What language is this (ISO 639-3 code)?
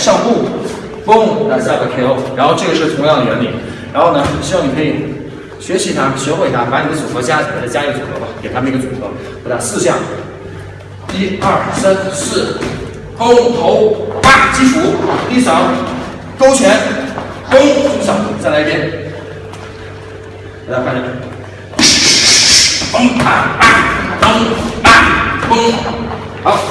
zho